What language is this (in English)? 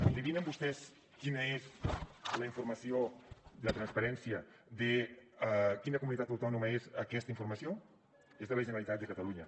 Catalan